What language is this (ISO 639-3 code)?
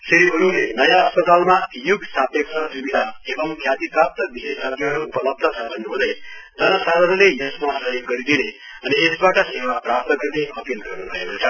nep